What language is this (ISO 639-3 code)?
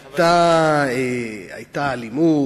heb